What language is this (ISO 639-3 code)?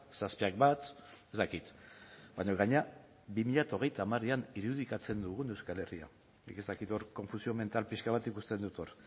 eus